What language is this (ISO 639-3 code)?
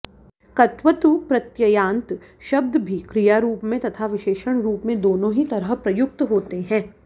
san